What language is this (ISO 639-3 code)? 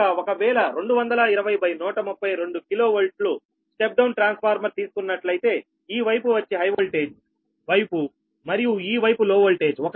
tel